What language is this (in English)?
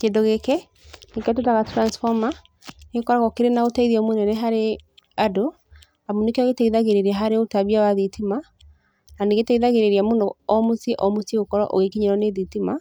Kikuyu